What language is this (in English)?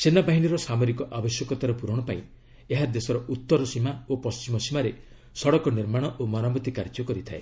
Odia